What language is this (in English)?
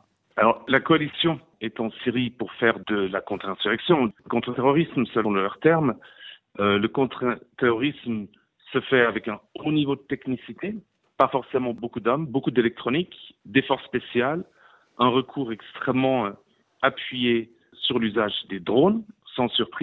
French